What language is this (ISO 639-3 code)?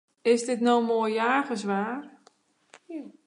fry